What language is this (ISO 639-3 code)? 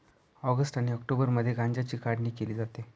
mar